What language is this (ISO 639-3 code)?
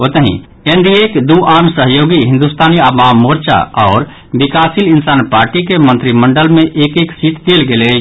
mai